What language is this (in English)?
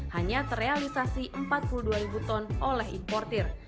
Indonesian